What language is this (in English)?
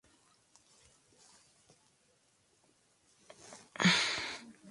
Spanish